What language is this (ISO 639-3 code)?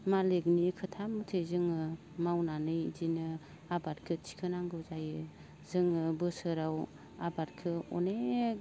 brx